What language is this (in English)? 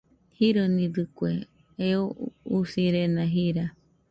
Nüpode Huitoto